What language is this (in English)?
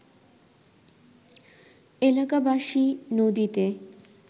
Bangla